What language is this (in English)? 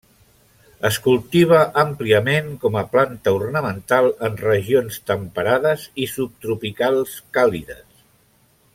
Catalan